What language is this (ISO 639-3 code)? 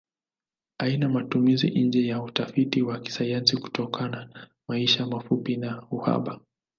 swa